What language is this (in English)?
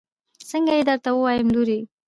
Pashto